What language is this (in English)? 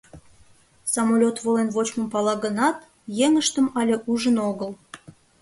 Mari